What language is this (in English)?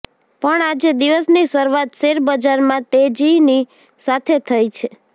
Gujarati